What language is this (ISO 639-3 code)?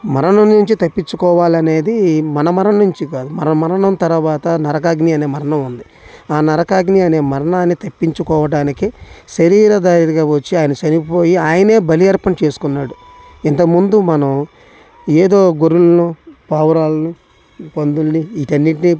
tel